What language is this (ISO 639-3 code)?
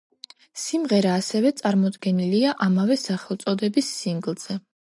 kat